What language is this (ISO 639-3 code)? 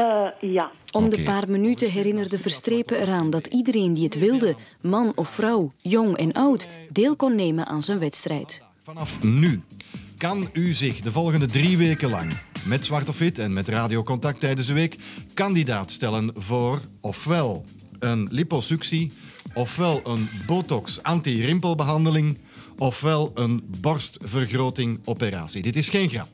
nld